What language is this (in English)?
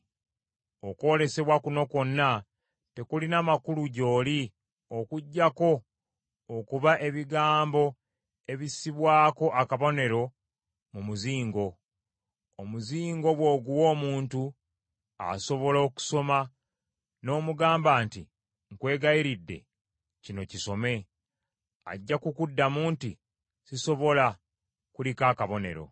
Ganda